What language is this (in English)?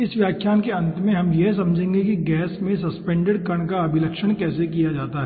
Hindi